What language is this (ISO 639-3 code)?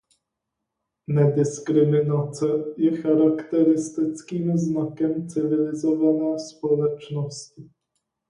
ces